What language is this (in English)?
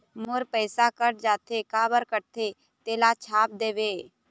Chhattisgarhi